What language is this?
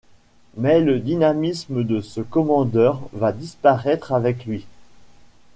French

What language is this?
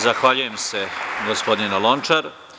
Serbian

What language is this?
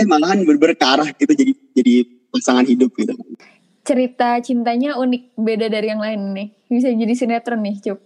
Indonesian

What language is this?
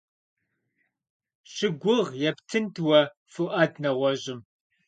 Kabardian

